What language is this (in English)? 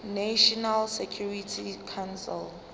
Zulu